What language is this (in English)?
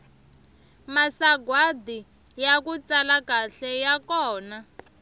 Tsonga